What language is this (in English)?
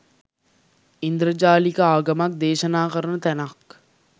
Sinhala